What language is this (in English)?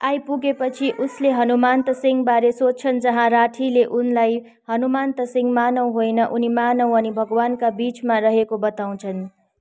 Nepali